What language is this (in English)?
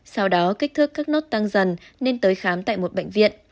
Vietnamese